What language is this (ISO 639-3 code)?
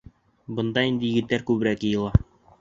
bak